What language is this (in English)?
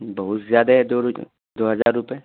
Urdu